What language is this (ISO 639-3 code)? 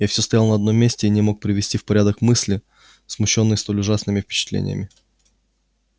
rus